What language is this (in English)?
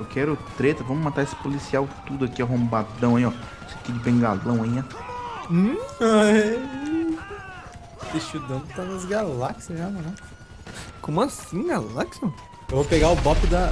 Portuguese